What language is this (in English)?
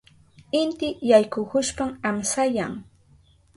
Southern Pastaza Quechua